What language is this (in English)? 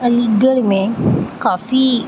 Urdu